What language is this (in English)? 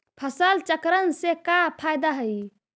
Magahi